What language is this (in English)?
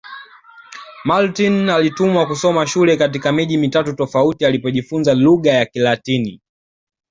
Swahili